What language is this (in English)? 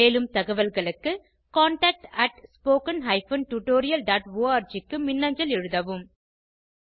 Tamil